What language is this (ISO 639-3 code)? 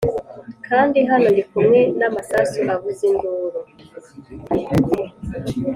kin